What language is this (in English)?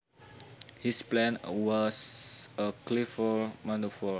Javanese